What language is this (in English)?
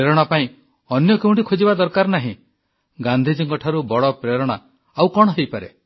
Odia